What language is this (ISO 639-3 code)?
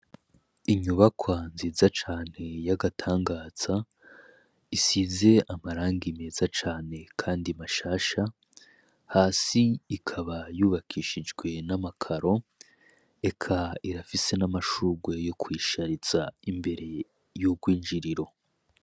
run